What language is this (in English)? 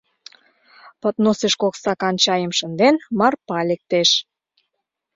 Mari